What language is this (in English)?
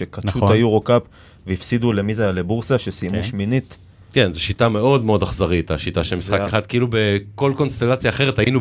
Hebrew